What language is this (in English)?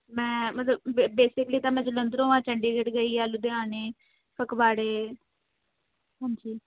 Punjabi